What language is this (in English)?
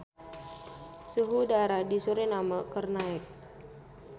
Sundanese